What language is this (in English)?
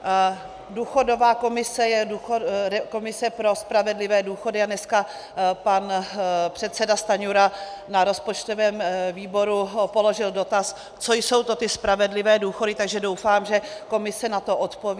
Czech